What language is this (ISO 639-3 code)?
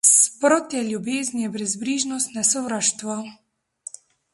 slv